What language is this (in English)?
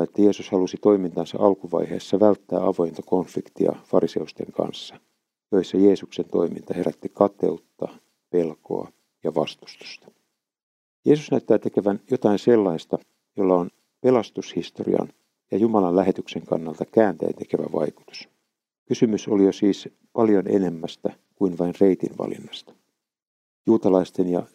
Finnish